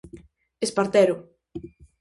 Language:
Galician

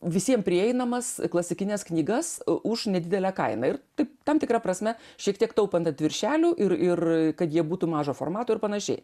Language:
Lithuanian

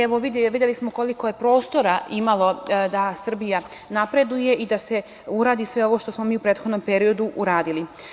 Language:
Serbian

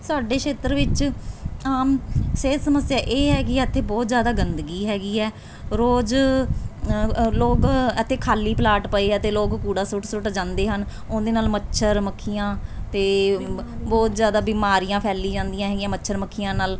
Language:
Punjabi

